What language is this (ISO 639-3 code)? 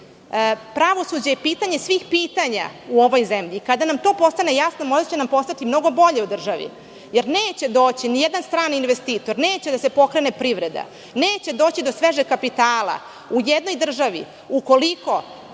srp